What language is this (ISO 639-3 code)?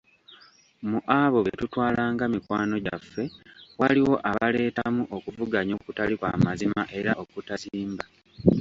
lug